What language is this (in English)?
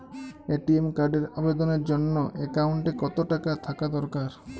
Bangla